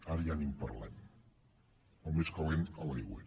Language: Catalan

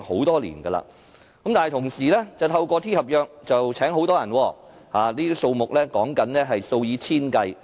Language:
Cantonese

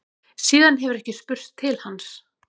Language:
Icelandic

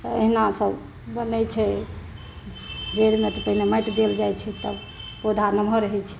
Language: Maithili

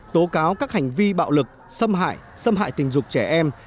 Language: Vietnamese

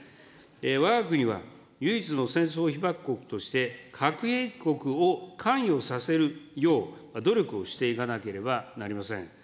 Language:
Japanese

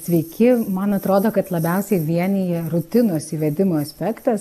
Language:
Lithuanian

